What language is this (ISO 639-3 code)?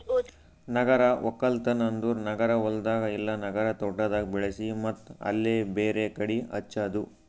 kan